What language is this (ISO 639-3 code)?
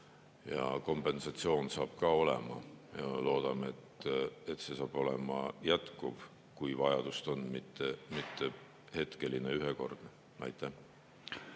est